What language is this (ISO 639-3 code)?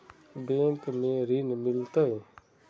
mag